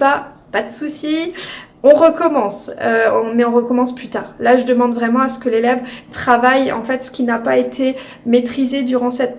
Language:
French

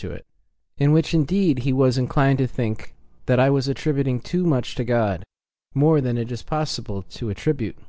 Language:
English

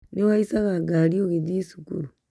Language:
Kikuyu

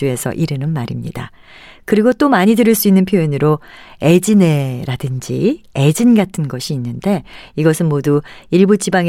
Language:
Korean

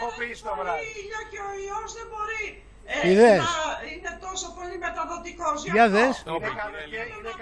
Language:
Greek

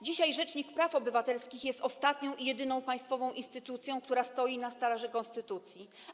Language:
Polish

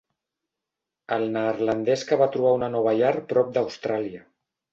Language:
Catalan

